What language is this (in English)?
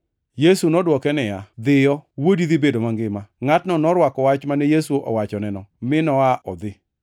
Luo (Kenya and Tanzania)